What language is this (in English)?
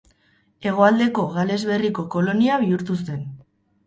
Basque